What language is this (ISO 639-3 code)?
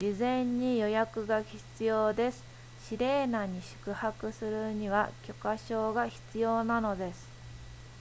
jpn